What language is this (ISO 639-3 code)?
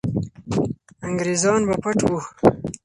pus